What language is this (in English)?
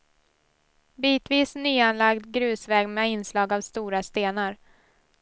Swedish